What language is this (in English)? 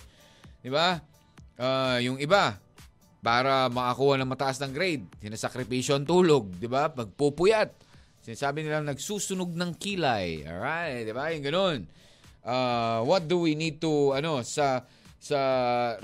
Filipino